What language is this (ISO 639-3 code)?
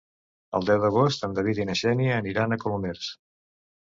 cat